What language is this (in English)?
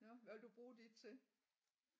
Danish